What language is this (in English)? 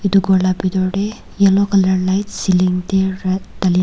Naga Pidgin